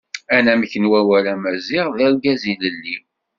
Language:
Kabyle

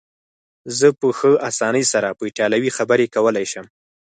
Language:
Pashto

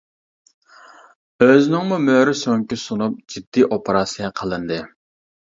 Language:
Uyghur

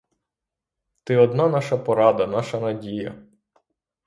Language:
Ukrainian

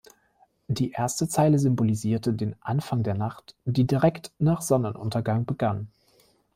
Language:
German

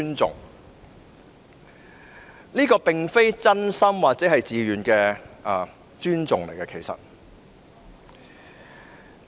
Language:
Cantonese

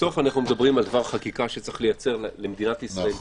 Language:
Hebrew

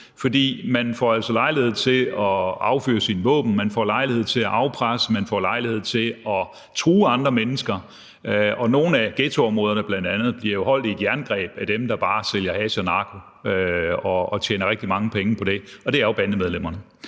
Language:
Danish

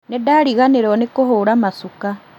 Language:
Kikuyu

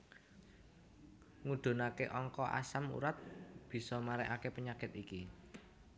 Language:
Javanese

